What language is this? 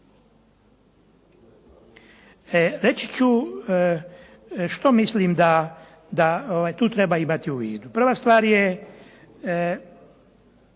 Croatian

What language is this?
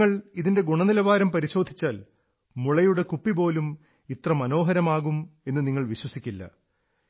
Malayalam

